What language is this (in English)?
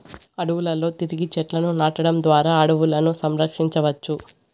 Telugu